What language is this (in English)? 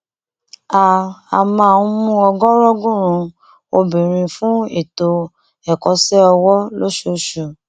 Yoruba